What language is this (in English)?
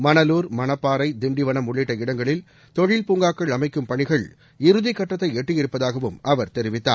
Tamil